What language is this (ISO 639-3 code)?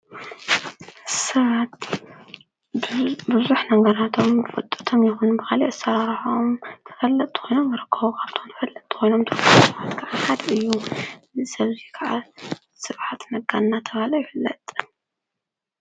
tir